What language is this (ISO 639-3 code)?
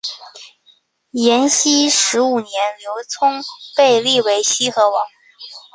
zho